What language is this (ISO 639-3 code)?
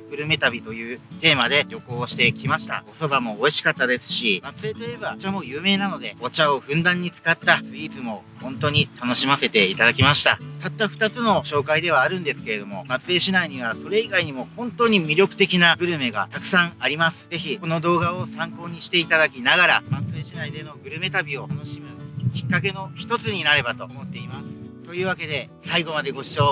jpn